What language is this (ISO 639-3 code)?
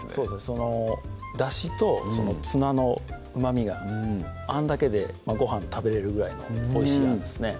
jpn